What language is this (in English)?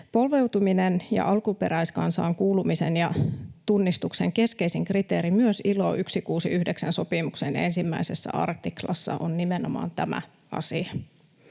Finnish